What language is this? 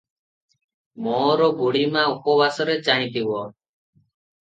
Odia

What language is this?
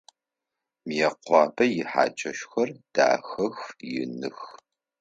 Adyghe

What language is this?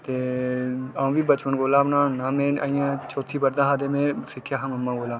Dogri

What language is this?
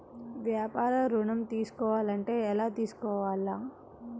Telugu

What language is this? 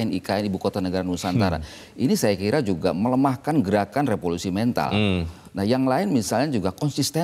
Indonesian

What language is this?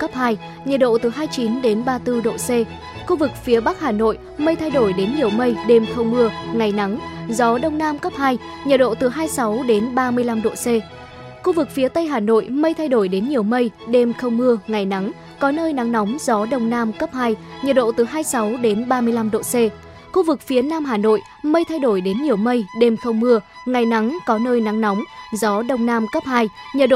Vietnamese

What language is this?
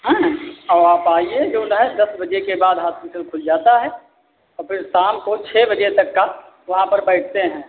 Hindi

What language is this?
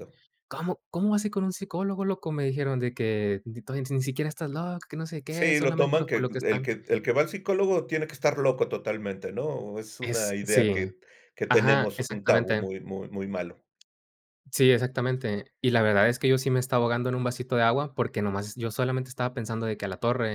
Spanish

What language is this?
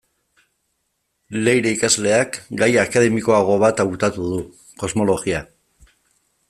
Basque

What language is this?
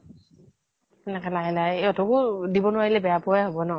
Assamese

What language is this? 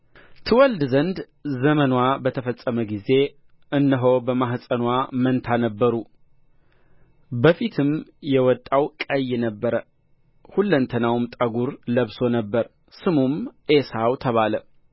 Amharic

